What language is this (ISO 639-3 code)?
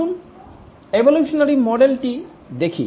ben